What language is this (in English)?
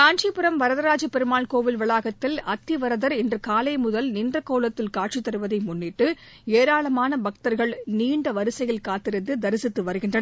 Tamil